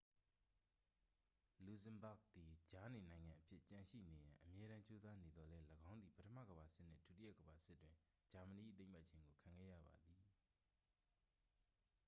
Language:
Burmese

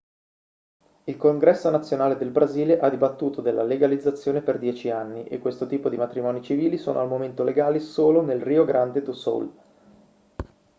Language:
Italian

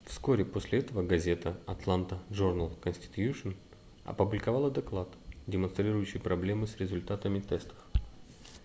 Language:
Russian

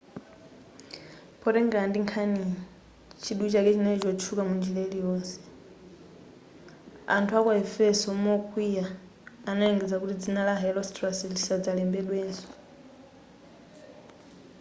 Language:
Nyanja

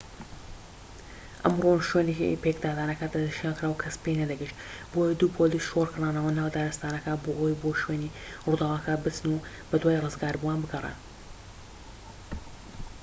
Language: Central Kurdish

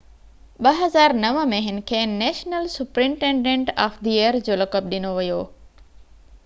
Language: Sindhi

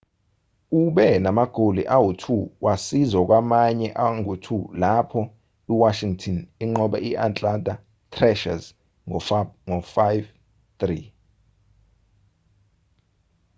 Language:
Zulu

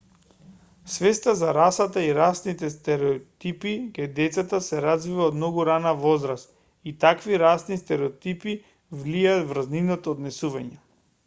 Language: Macedonian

